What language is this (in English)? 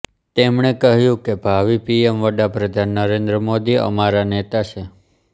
Gujarati